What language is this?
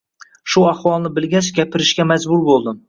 Uzbek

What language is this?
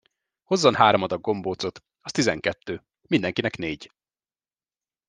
Hungarian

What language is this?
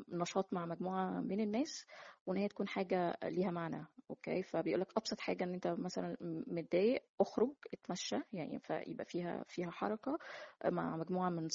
Arabic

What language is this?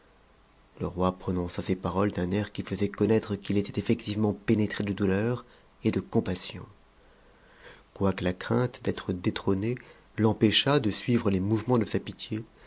French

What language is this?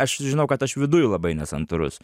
Lithuanian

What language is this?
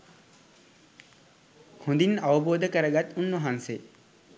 Sinhala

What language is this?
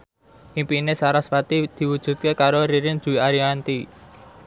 Javanese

